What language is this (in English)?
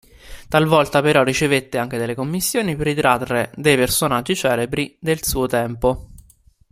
Italian